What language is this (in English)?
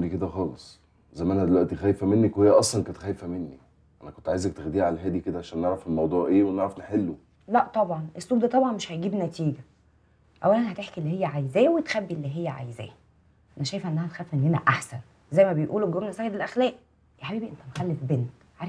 Arabic